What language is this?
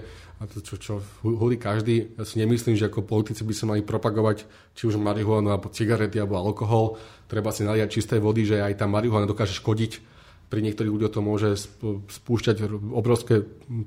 Slovak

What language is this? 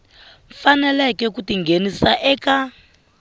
Tsonga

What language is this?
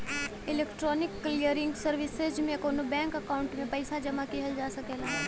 Bhojpuri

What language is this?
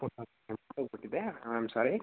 Kannada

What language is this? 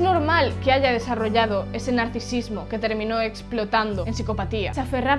Spanish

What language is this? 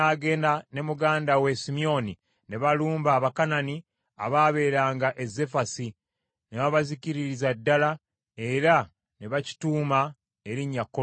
Ganda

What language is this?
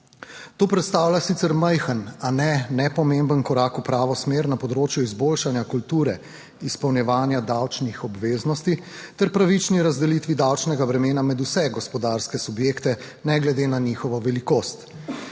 Slovenian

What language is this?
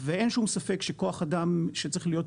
Hebrew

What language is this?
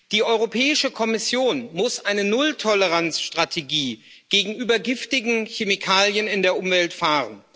German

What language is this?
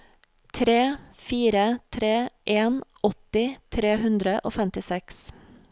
Norwegian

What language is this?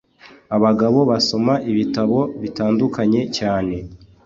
Kinyarwanda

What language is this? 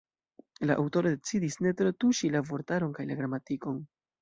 Esperanto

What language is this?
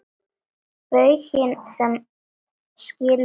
Icelandic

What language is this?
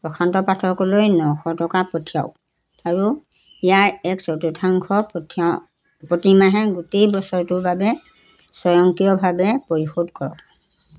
Assamese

